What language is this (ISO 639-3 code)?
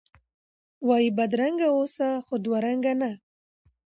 pus